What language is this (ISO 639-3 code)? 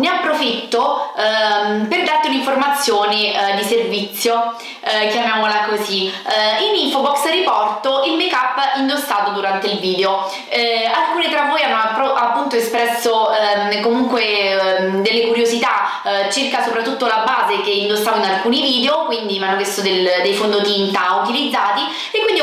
ita